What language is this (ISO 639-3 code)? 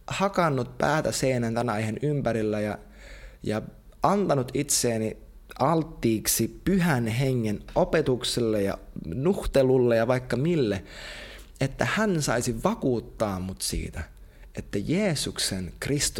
fin